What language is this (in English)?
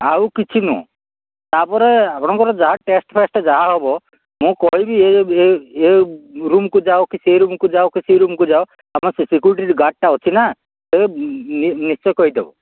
Odia